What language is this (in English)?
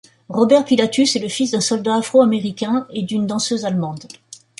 French